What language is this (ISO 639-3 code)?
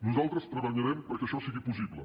cat